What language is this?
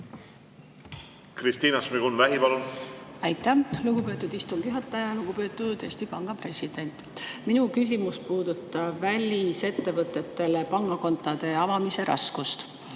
Estonian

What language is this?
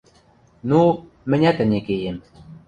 Western Mari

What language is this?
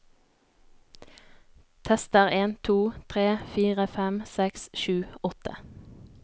Norwegian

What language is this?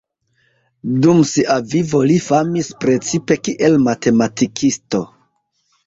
Esperanto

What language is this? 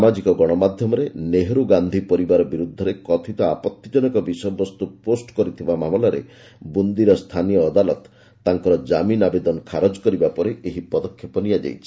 Odia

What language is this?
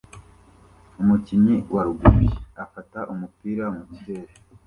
Kinyarwanda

